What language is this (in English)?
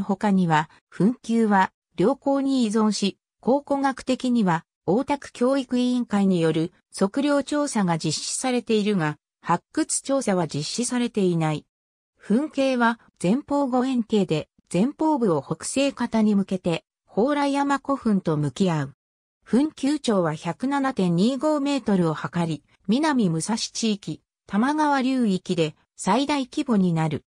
Japanese